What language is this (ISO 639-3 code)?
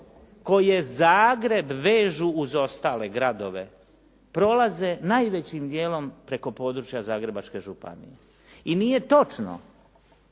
hrv